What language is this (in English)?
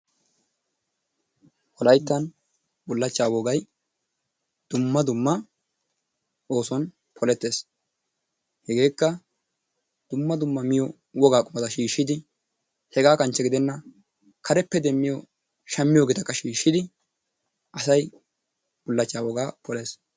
Wolaytta